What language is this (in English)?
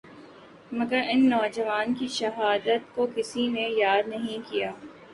Urdu